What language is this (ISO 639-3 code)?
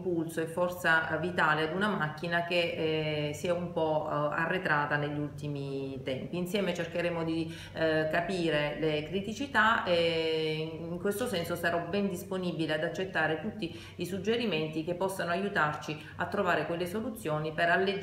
ita